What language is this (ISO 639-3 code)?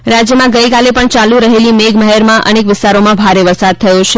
guj